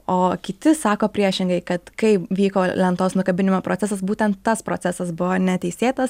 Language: Lithuanian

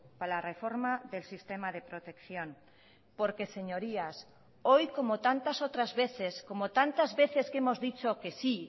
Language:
Spanish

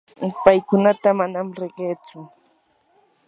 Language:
Yanahuanca Pasco Quechua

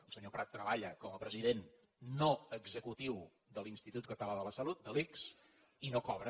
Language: Catalan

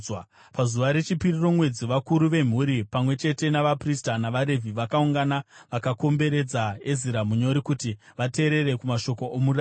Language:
Shona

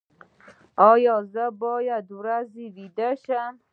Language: Pashto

